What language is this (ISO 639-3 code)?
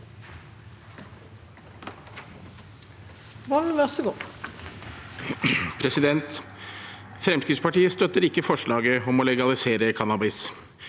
nor